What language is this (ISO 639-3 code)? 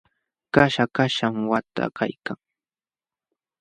qxw